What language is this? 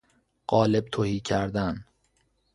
Persian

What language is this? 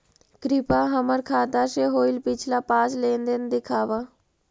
Magahi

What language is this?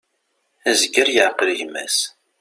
Kabyle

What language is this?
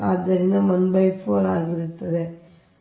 Kannada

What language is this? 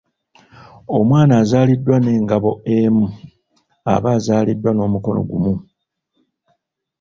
Ganda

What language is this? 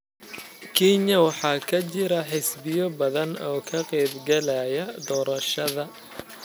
Somali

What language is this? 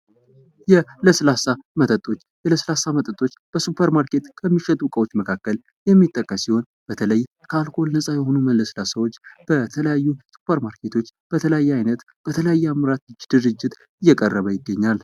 Amharic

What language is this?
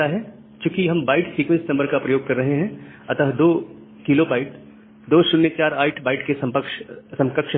Hindi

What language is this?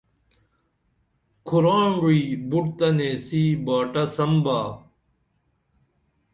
Dameli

